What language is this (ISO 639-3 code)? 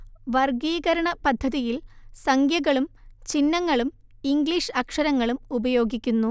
mal